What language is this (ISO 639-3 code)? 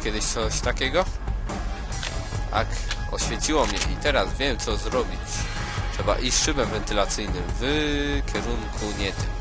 pol